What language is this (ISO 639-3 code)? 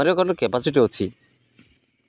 ori